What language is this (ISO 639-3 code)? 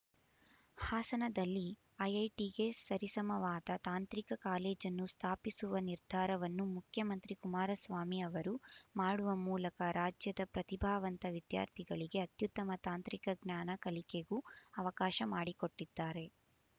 kan